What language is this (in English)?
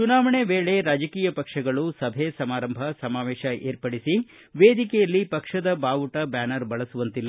Kannada